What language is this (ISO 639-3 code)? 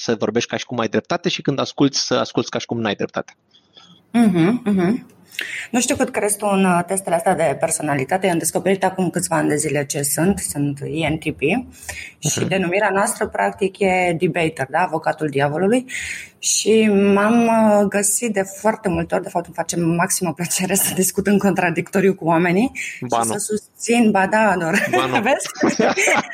ron